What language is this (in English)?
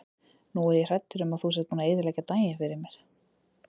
Icelandic